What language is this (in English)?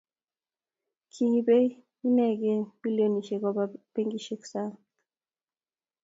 Kalenjin